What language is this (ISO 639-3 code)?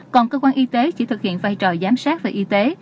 vie